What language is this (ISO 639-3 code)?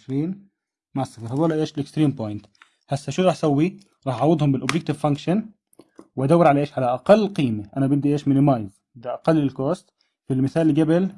ara